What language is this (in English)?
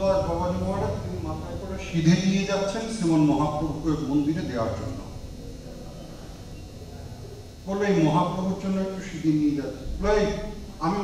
Romanian